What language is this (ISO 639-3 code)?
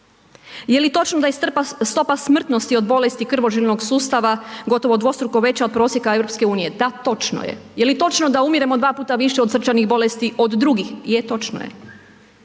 hrv